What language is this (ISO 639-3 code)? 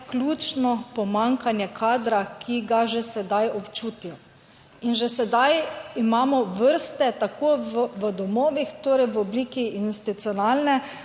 slv